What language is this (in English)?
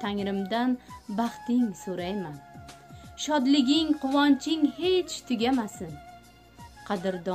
Turkish